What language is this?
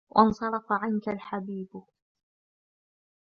Arabic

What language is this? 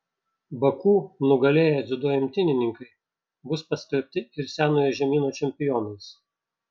Lithuanian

